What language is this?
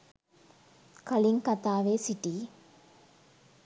Sinhala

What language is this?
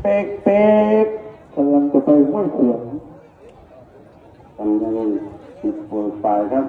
Thai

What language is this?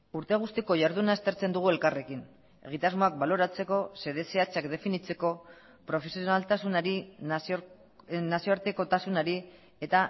Basque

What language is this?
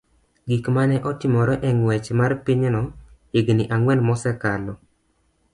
Luo (Kenya and Tanzania)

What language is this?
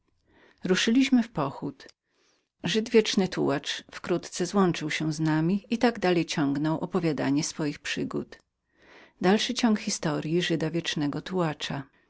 Polish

